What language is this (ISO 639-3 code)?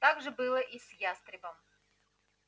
rus